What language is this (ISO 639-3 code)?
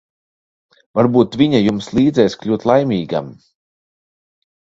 lav